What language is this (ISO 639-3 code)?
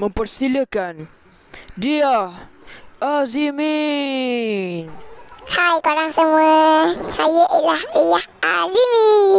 msa